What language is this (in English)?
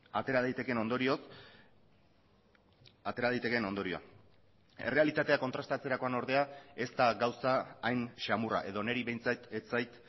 Basque